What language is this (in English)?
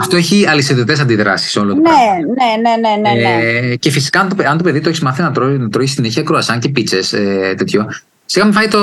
Greek